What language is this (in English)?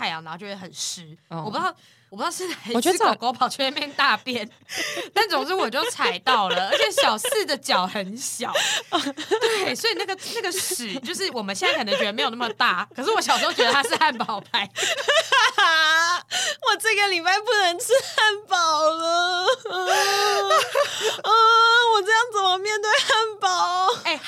Chinese